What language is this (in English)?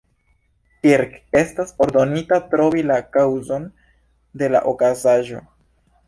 Esperanto